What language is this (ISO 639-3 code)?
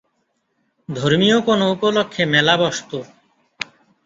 ben